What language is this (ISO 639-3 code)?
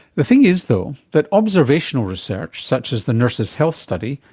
eng